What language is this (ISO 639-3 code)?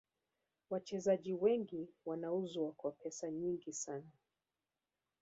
swa